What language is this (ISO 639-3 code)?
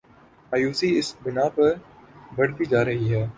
urd